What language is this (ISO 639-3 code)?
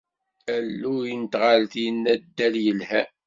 kab